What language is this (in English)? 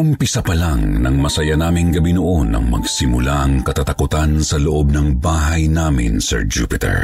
Filipino